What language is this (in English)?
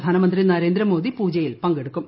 Malayalam